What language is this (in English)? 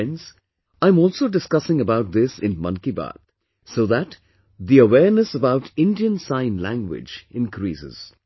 English